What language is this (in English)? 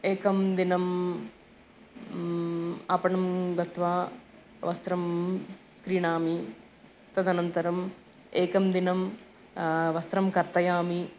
Sanskrit